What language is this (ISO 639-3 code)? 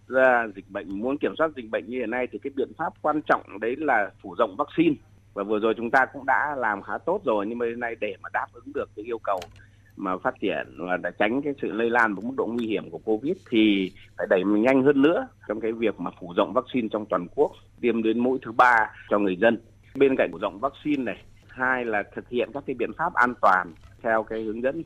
vie